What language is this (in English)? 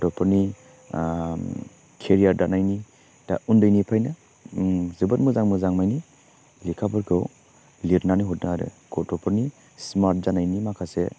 Bodo